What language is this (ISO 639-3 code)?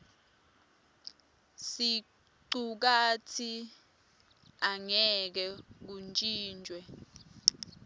ssw